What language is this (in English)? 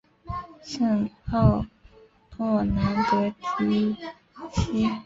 Chinese